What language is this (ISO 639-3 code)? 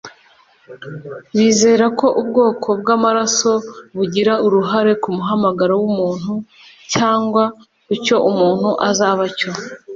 kin